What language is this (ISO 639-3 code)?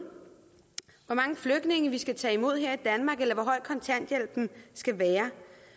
dan